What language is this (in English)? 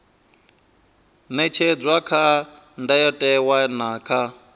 Venda